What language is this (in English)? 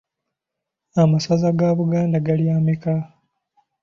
Ganda